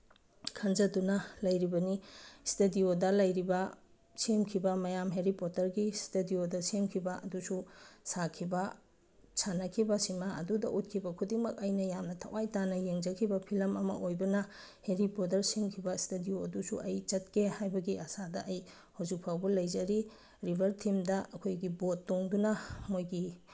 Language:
Manipuri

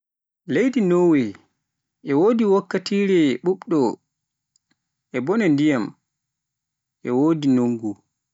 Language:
Pular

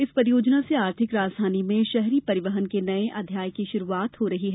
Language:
Hindi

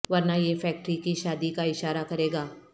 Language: Urdu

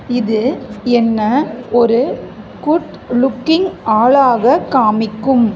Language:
Tamil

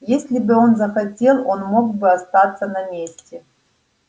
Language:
Russian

